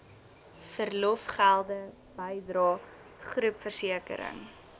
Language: Afrikaans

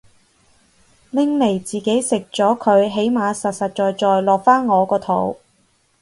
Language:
Cantonese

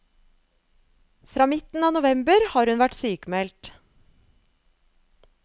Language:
Norwegian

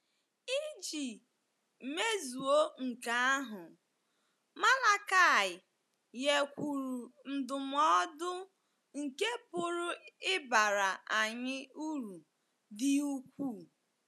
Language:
Igbo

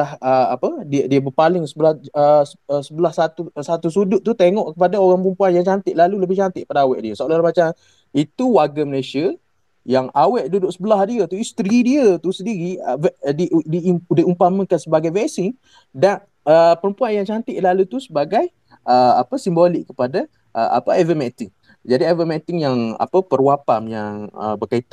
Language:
Malay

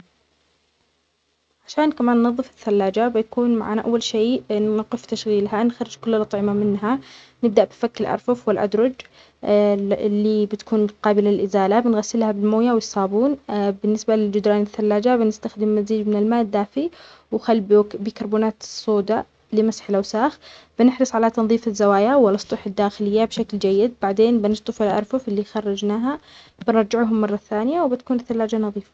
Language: Omani Arabic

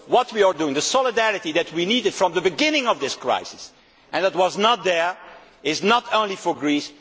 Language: English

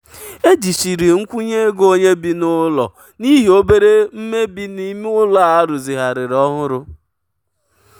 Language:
Igbo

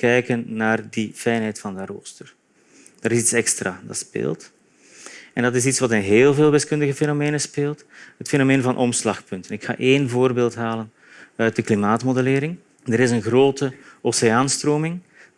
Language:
Dutch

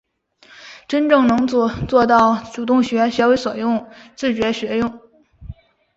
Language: Chinese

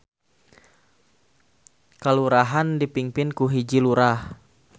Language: Sundanese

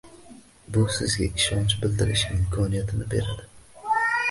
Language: Uzbek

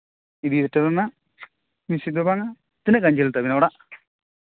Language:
Santali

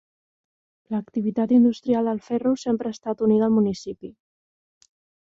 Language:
Catalan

